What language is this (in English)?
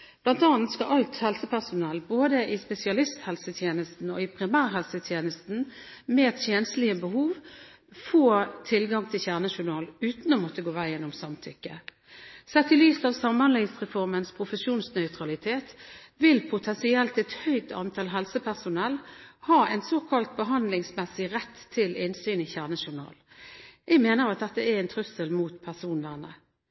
Norwegian Bokmål